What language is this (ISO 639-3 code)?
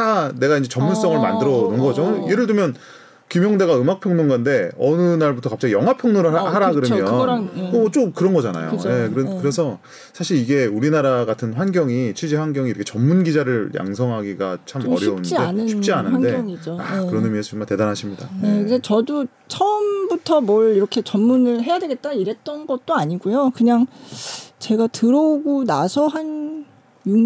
kor